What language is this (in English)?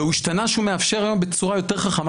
Hebrew